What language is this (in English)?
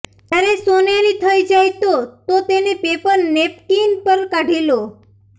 Gujarati